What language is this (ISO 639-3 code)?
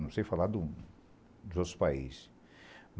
por